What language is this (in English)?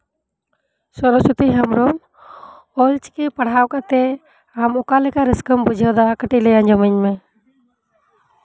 Santali